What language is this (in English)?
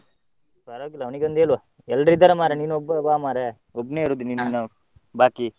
Kannada